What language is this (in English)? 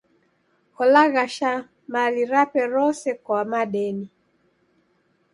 Taita